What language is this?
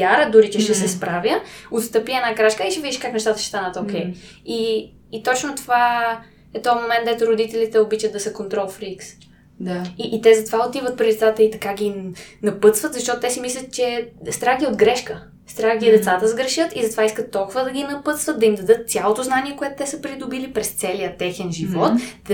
Bulgarian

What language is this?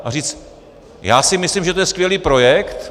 Czech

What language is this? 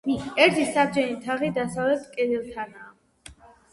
Georgian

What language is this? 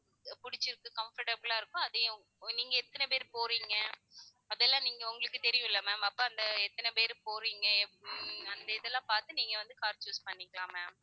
Tamil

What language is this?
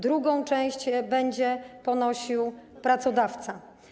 Polish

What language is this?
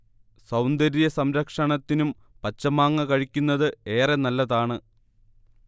Malayalam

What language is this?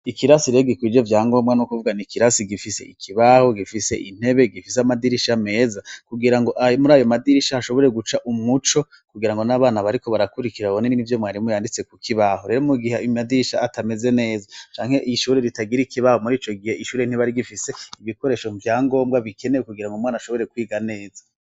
Rundi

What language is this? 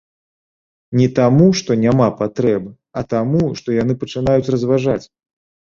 Belarusian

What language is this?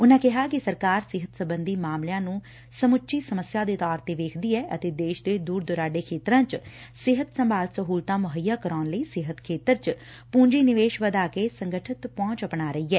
Punjabi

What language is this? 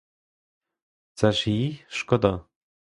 Ukrainian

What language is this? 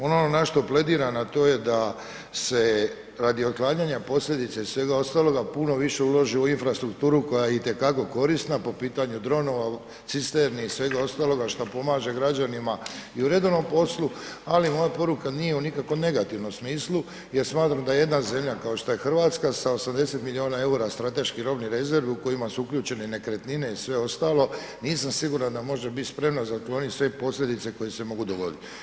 Croatian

